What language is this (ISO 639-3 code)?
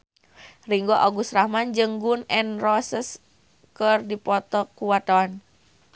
sun